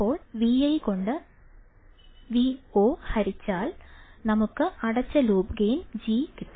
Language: Malayalam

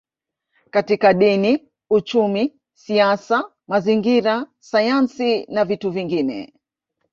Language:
Swahili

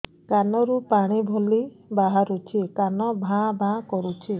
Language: Odia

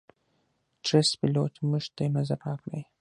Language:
Pashto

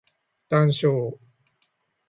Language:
Japanese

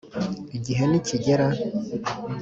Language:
Kinyarwanda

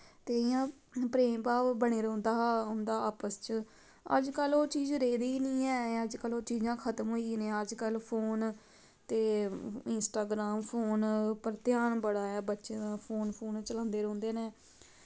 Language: Dogri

